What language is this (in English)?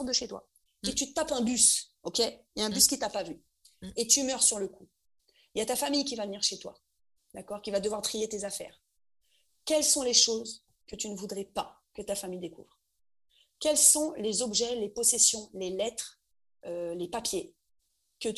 French